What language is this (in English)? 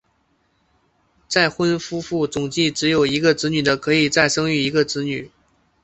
Chinese